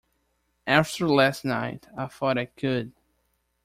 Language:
English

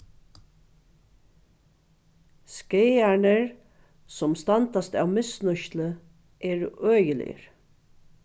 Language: Faroese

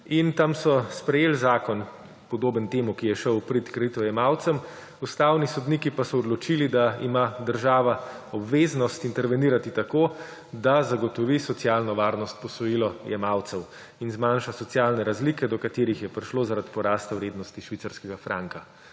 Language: Slovenian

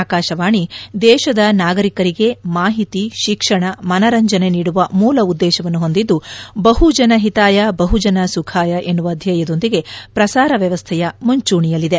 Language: Kannada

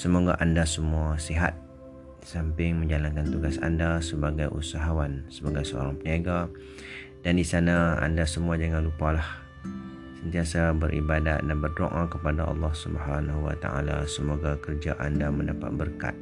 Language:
Malay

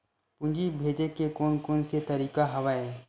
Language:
Chhattisgarhi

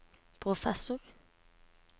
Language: Norwegian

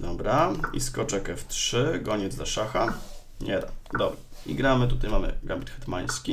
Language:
Polish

